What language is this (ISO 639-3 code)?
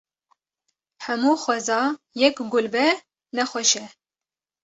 kur